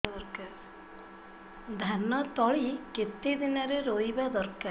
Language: Odia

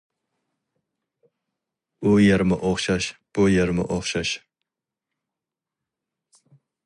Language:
Uyghur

